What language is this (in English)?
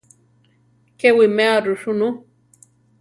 Central Tarahumara